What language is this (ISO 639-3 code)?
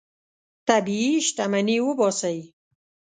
pus